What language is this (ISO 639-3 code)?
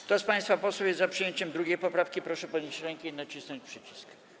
pol